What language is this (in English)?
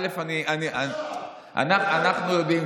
Hebrew